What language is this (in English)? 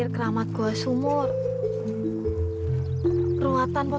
Indonesian